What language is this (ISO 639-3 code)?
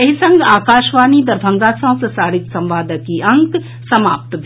mai